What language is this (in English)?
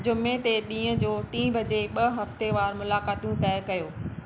Sindhi